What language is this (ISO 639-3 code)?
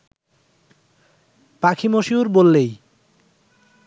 ben